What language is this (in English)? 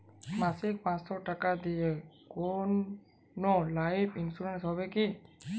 Bangla